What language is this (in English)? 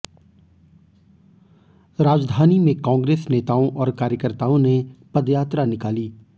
Hindi